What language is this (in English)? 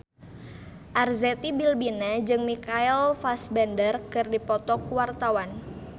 Sundanese